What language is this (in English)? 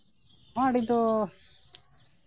Santali